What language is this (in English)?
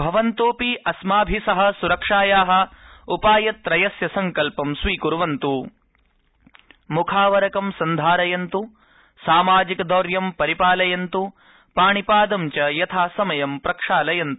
Sanskrit